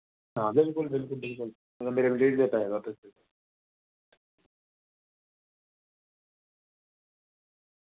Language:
Dogri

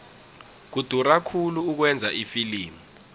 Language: South Ndebele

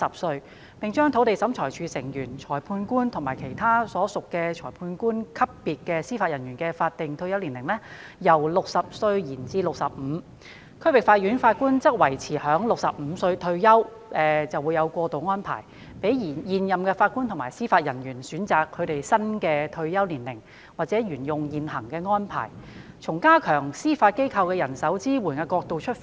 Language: Cantonese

